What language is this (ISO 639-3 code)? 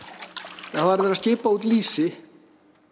isl